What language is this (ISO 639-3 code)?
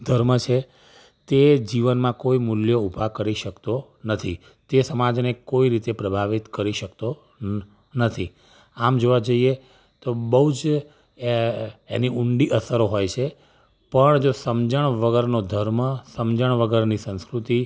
guj